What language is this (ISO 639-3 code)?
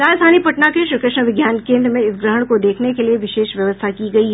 hin